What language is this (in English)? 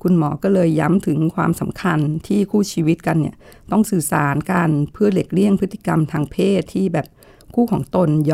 Thai